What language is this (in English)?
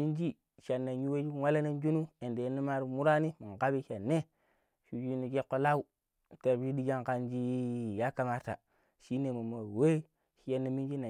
Pero